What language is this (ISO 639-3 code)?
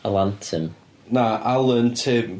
cym